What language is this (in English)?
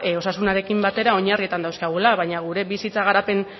Basque